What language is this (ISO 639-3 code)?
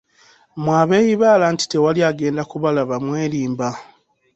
lug